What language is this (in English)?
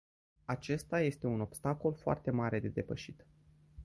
Romanian